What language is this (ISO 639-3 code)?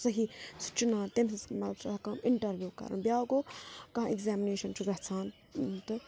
kas